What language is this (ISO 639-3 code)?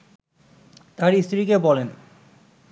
ben